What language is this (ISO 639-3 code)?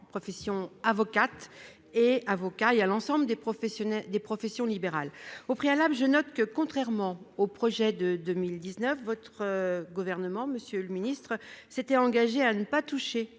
fra